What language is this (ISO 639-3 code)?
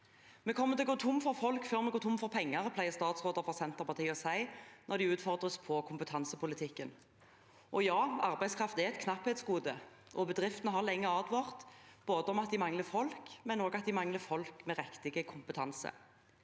nor